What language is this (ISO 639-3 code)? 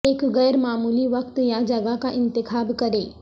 urd